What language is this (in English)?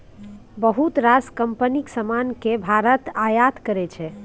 Maithili